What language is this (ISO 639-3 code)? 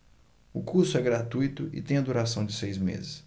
por